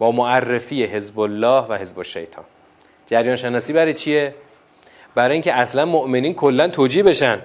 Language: Persian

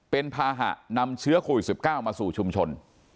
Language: Thai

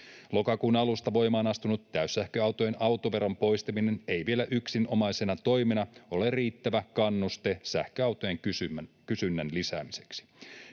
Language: Finnish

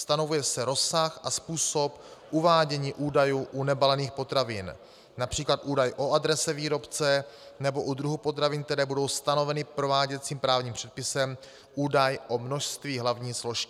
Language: Czech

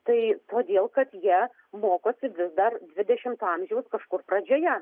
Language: Lithuanian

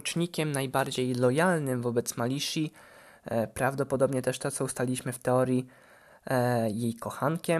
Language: Polish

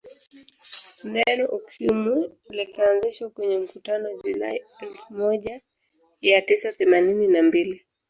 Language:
Swahili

